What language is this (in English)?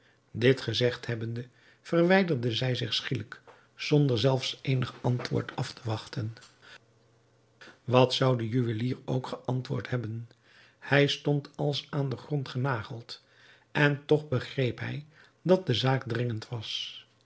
Dutch